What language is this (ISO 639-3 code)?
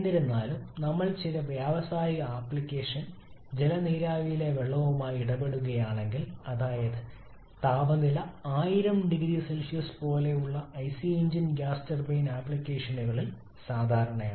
mal